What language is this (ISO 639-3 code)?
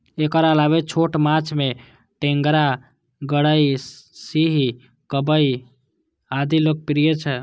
mai